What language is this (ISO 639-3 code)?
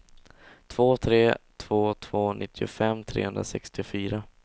swe